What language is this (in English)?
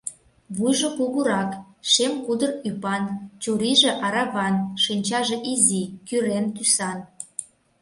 Mari